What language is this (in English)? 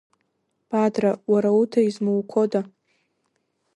Abkhazian